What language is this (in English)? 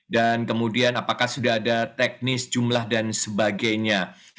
Indonesian